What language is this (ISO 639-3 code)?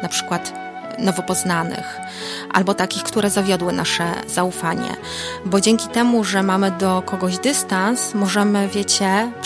pol